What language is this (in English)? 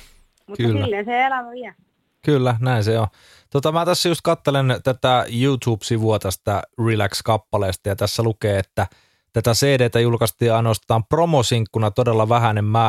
Finnish